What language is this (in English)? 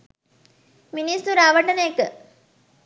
Sinhala